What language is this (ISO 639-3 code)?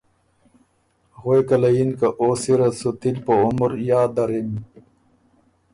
oru